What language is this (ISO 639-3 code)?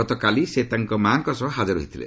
ori